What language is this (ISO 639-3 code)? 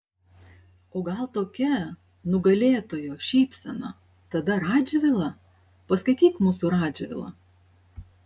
lit